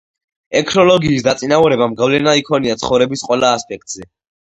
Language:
Georgian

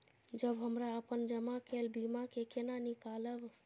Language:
Maithili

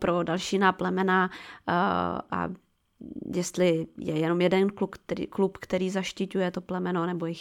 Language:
Czech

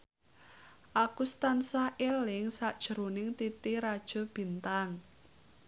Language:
Javanese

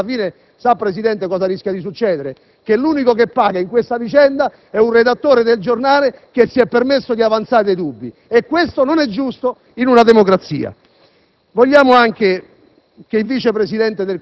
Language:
Italian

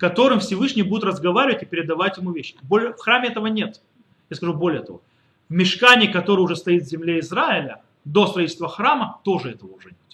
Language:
Russian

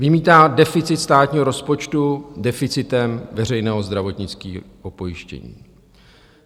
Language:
Czech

